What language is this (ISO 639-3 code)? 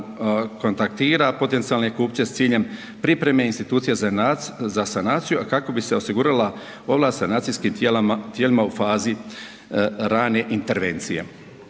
hrv